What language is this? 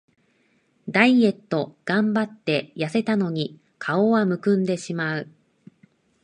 Japanese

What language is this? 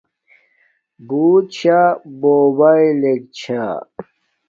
Domaaki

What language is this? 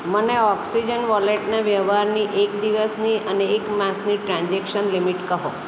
Gujarati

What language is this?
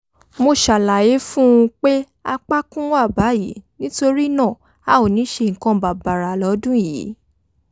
Yoruba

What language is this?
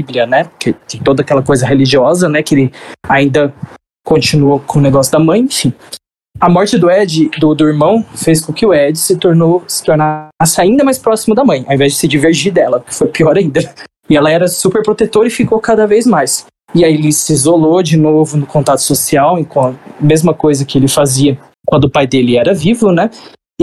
Portuguese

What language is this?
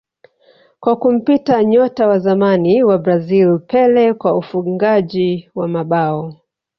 Swahili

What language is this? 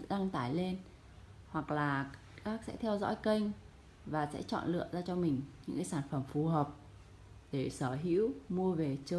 Vietnamese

